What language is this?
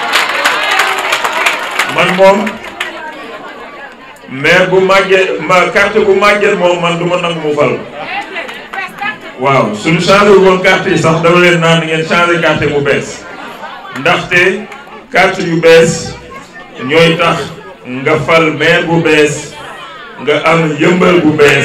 French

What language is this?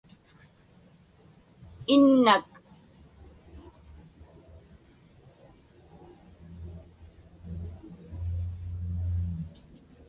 Inupiaq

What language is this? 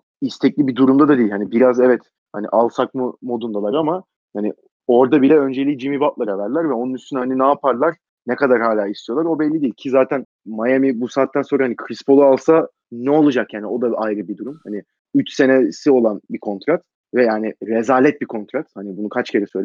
Turkish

